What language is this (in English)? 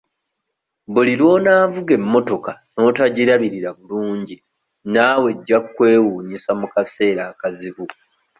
Ganda